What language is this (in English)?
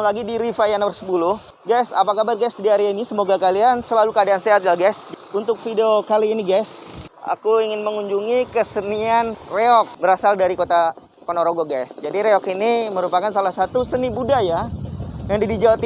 Indonesian